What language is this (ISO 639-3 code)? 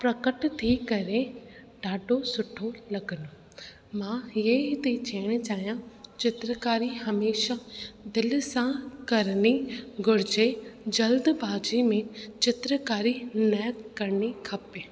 snd